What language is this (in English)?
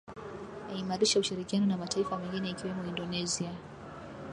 Swahili